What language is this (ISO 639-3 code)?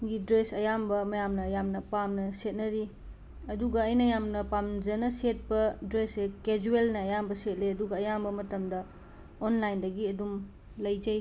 mni